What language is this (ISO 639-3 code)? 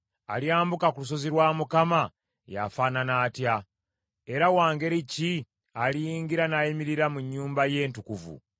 lug